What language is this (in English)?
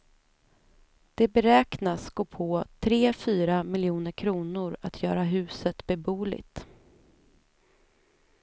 Swedish